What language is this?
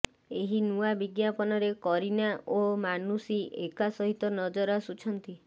Odia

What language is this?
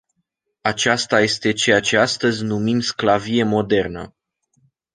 Romanian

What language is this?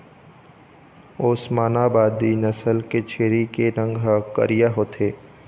Chhattisgarhi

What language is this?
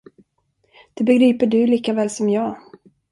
Swedish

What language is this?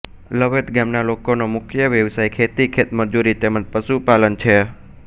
Gujarati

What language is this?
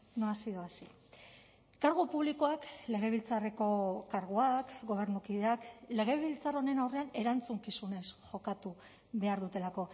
Basque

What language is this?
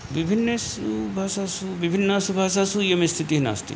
Sanskrit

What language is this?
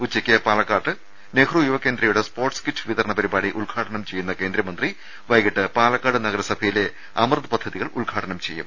Malayalam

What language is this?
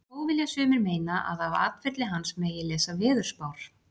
Icelandic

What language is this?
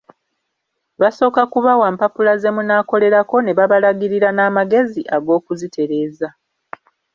Ganda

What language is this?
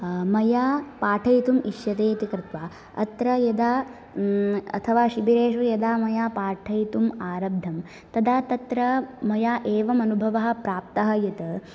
Sanskrit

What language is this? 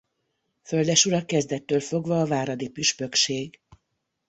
Hungarian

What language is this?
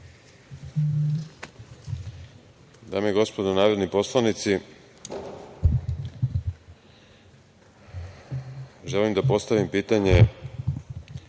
Serbian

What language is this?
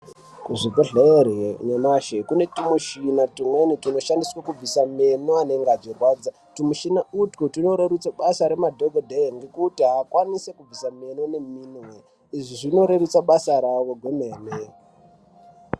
Ndau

